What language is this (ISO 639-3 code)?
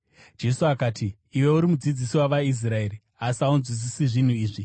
sna